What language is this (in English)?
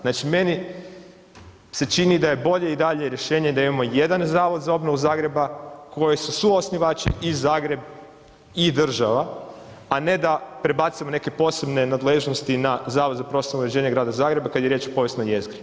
Croatian